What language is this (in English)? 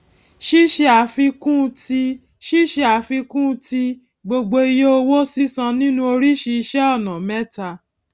Yoruba